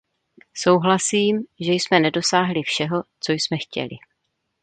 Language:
Czech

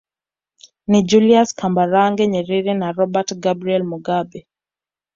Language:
Swahili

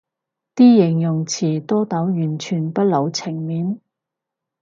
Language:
Cantonese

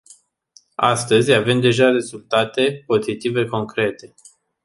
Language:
Romanian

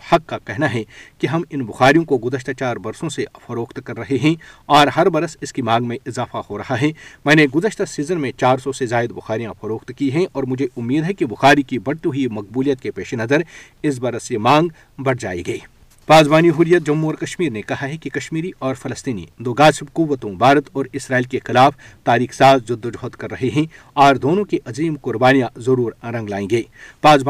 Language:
Urdu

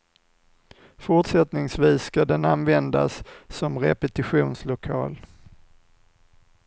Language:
Swedish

